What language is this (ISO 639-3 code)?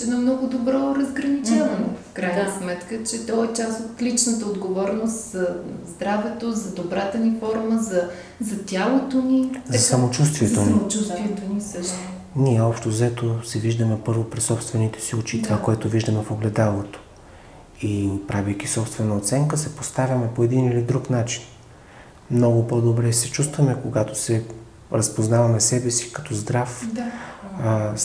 bul